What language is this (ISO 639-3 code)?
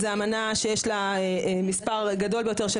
heb